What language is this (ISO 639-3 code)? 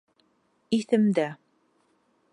bak